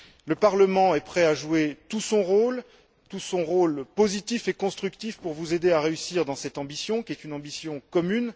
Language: French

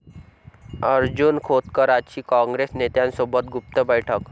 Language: Marathi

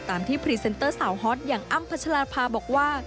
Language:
Thai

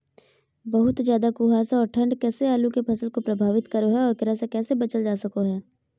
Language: Magahi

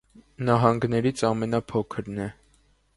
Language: Armenian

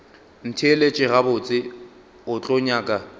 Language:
Northern Sotho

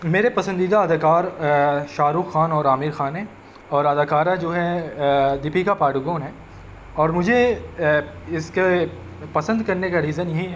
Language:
Urdu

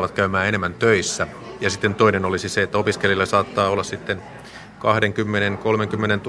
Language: Finnish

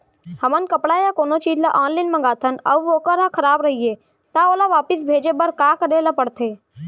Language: Chhattisgarhi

